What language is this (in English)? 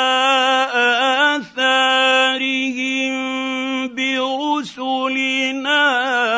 Arabic